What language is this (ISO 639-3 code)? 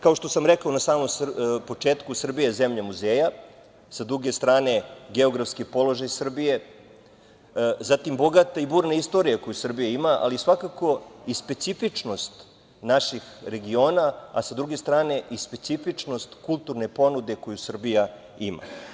srp